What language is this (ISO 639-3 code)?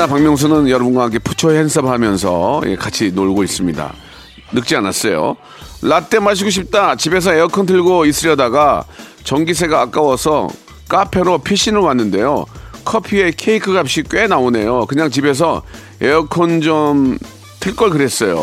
kor